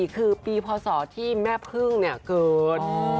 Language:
Thai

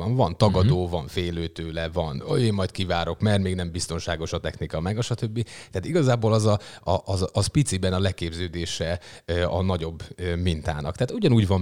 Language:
Hungarian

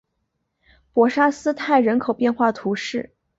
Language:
Chinese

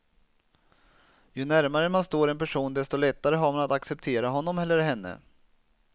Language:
Swedish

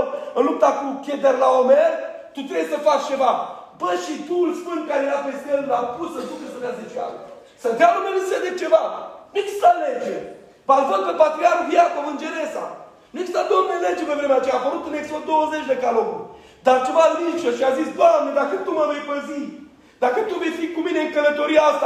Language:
Romanian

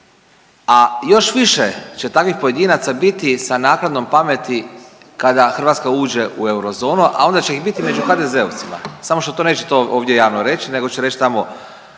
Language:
Croatian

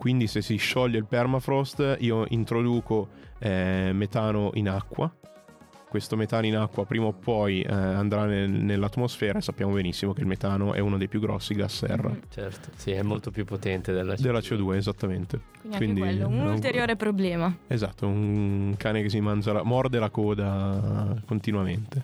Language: Italian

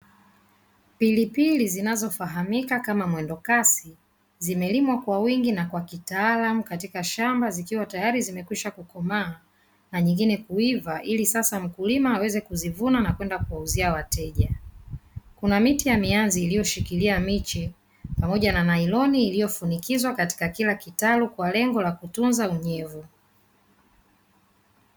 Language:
Swahili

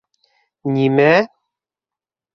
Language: Bashkir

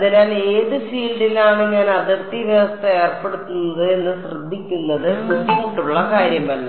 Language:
Malayalam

